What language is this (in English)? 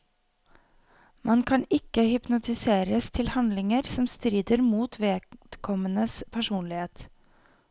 Norwegian